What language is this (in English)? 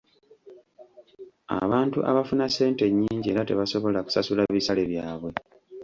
Ganda